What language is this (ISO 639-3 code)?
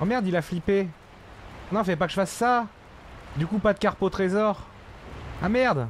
fra